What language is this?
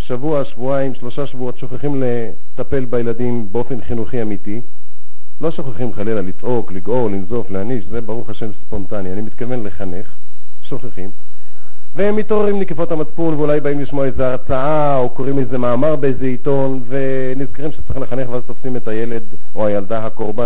Hebrew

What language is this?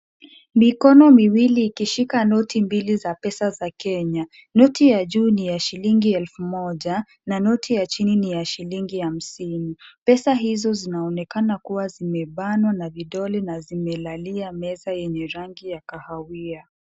Swahili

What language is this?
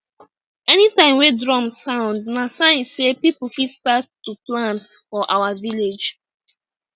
Nigerian Pidgin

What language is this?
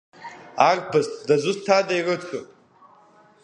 Abkhazian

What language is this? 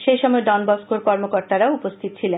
Bangla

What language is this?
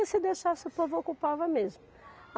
Portuguese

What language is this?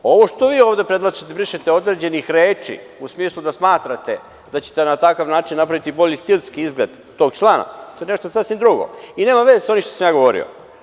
Serbian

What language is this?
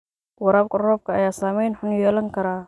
Somali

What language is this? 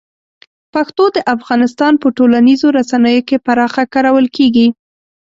Pashto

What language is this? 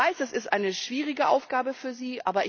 German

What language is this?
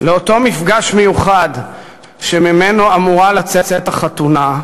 Hebrew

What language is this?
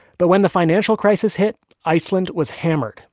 English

